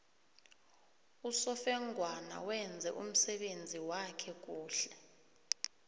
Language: South Ndebele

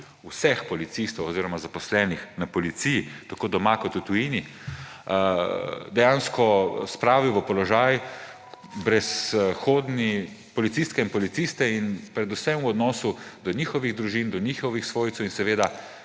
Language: Slovenian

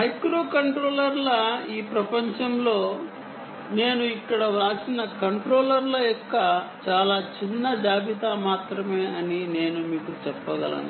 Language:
Telugu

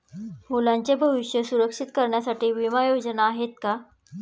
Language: Marathi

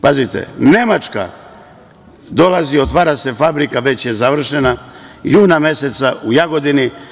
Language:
Serbian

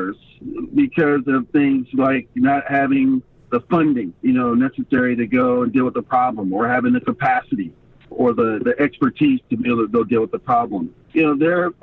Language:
English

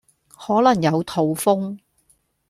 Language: Cantonese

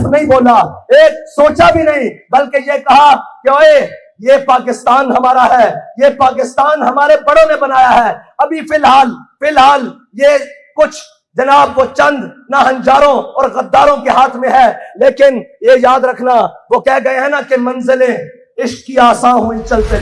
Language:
Urdu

